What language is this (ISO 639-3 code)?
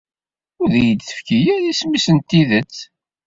kab